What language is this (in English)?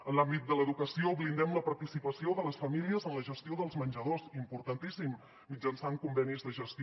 Catalan